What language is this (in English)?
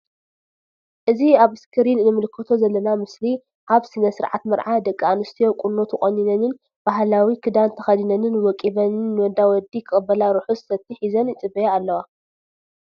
Tigrinya